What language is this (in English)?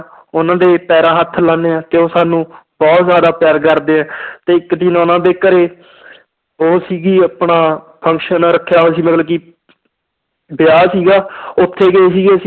Punjabi